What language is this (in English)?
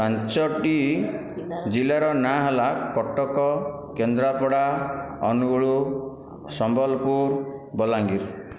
Odia